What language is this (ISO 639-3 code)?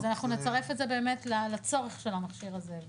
heb